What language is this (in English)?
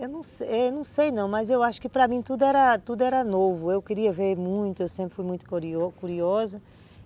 Portuguese